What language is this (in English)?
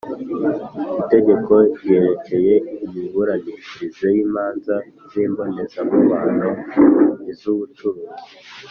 Kinyarwanda